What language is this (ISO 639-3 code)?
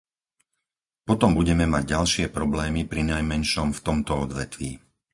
slk